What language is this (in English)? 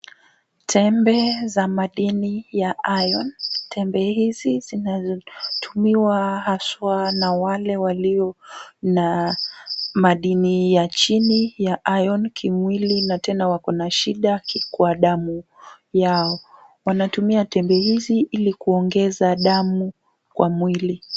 Swahili